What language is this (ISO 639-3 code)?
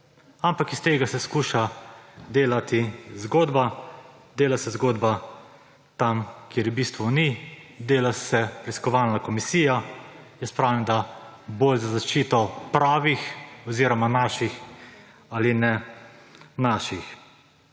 slv